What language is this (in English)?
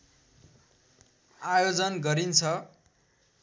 Nepali